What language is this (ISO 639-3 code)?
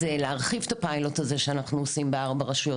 heb